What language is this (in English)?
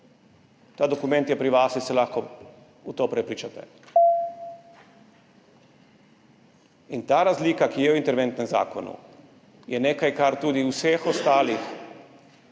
Slovenian